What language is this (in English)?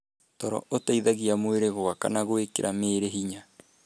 Kikuyu